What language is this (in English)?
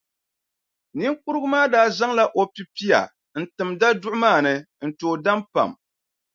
Dagbani